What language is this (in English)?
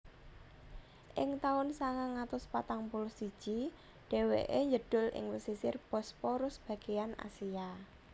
Javanese